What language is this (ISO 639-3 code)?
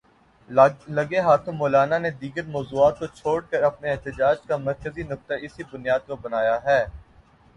urd